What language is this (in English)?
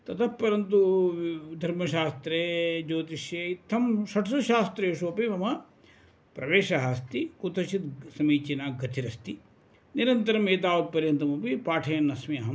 Sanskrit